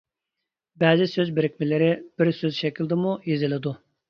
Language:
Uyghur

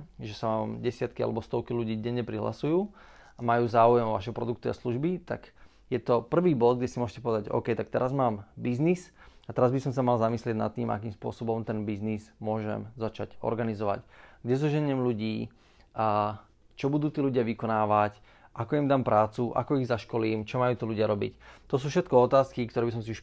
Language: Slovak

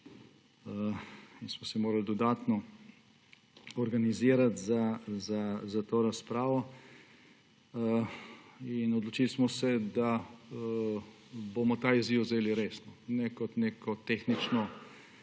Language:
Slovenian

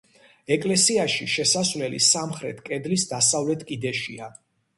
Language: Georgian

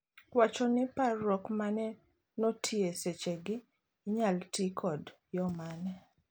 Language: Luo (Kenya and Tanzania)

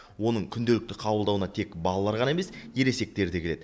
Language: Kazakh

